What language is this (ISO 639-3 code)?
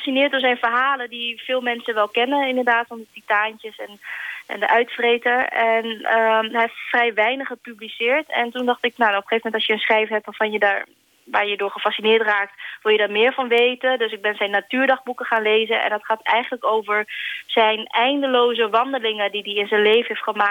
nld